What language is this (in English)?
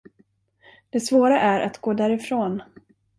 Swedish